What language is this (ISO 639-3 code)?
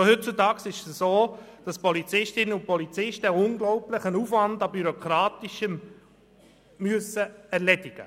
gsw